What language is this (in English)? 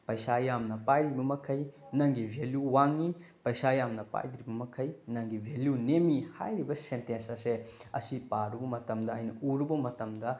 Manipuri